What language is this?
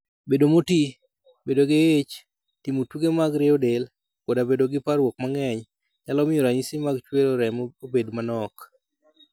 Luo (Kenya and Tanzania)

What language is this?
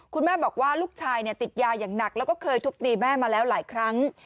Thai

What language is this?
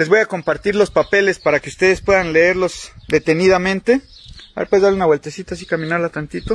Spanish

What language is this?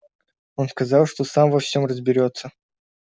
Russian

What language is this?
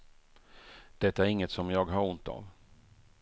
Swedish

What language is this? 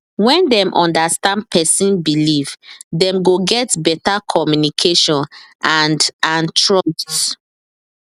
Nigerian Pidgin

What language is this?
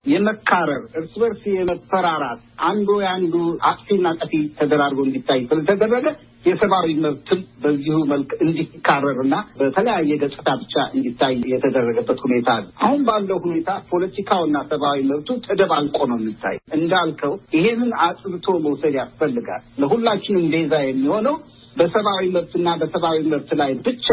Amharic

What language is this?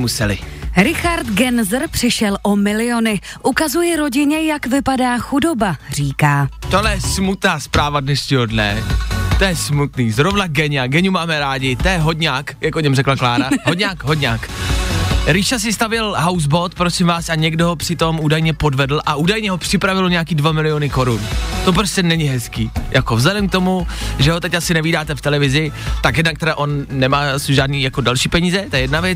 Czech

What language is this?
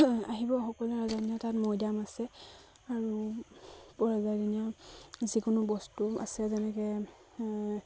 Assamese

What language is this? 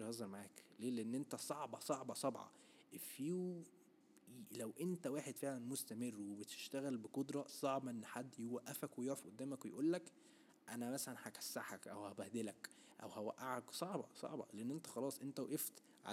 Arabic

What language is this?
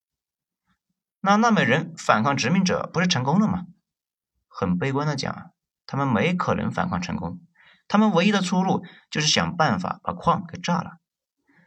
Chinese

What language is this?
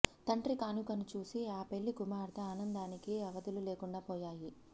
Telugu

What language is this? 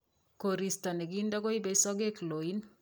Kalenjin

